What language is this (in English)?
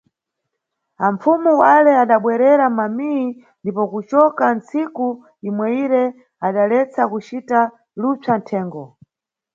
Nyungwe